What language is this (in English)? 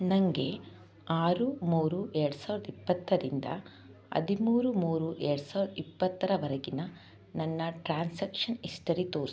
Kannada